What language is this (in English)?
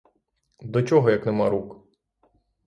Ukrainian